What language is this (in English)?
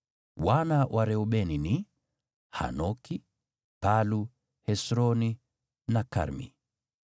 Swahili